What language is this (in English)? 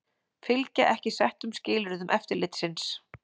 Icelandic